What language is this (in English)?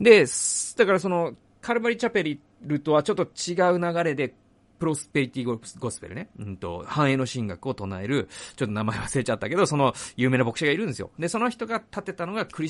Japanese